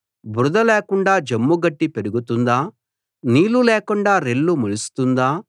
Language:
Telugu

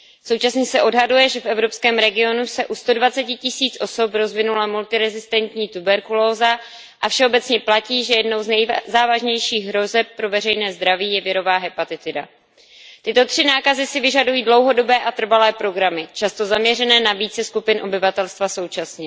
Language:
Czech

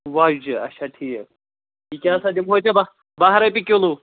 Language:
Kashmiri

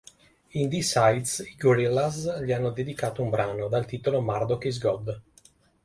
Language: Italian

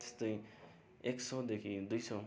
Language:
Nepali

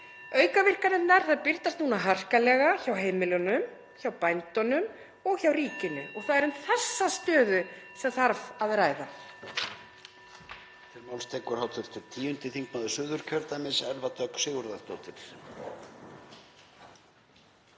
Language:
Icelandic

